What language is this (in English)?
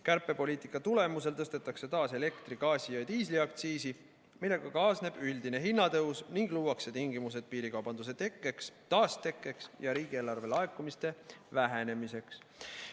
Estonian